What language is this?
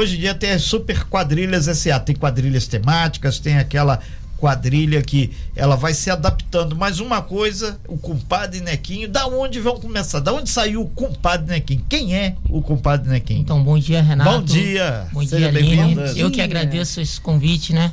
Portuguese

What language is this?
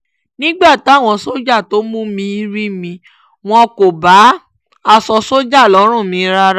Yoruba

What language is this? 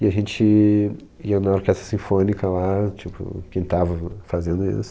Portuguese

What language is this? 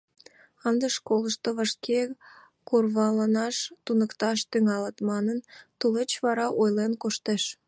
Mari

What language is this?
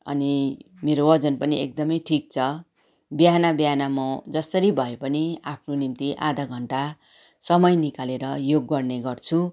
Nepali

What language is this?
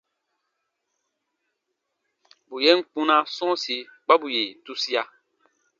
Baatonum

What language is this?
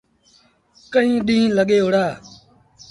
Sindhi Bhil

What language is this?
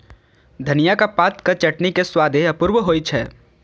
Maithili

